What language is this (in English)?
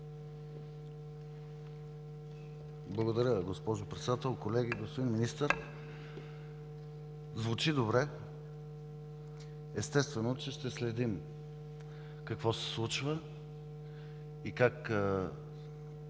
Bulgarian